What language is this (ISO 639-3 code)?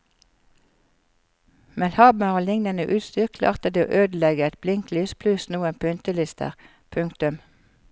nor